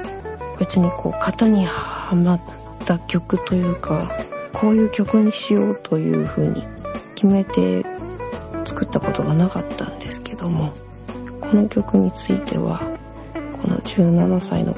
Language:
Japanese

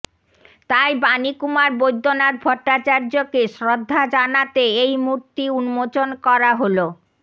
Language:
Bangla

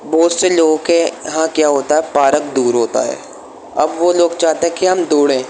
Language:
Urdu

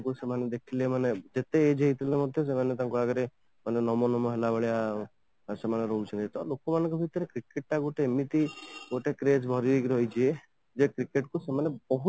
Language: Odia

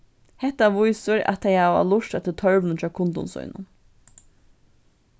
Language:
Faroese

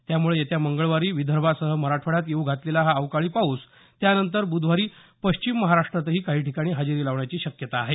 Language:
Marathi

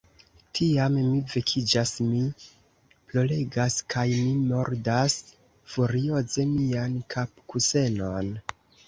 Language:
Esperanto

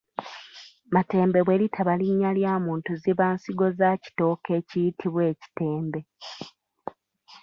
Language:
Ganda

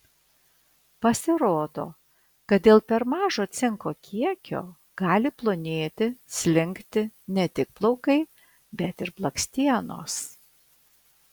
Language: Lithuanian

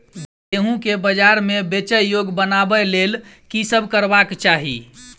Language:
Maithili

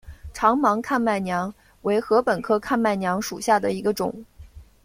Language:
Chinese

